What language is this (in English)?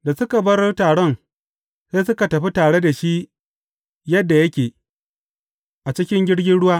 Hausa